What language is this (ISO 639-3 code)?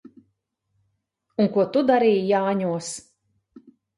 lav